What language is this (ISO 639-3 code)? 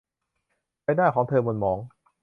tha